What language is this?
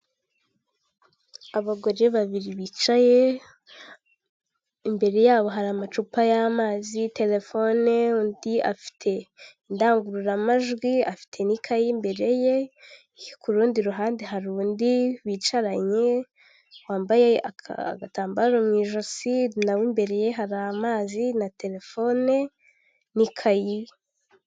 Kinyarwanda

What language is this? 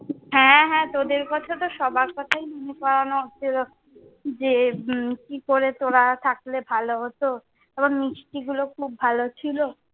Bangla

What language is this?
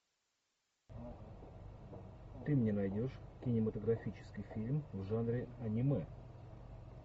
Russian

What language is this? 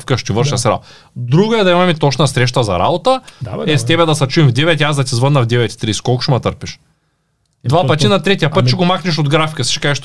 Bulgarian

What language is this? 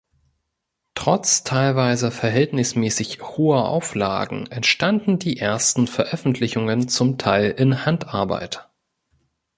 German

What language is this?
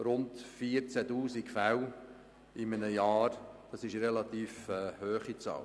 Swiss German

